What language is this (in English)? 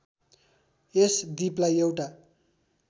Nepali